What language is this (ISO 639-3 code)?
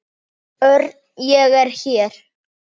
isl